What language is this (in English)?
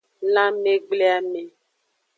Aja (Benin)